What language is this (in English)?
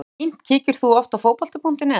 Icelandic